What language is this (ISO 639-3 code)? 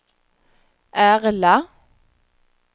swe